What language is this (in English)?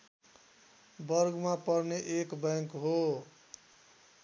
Nepali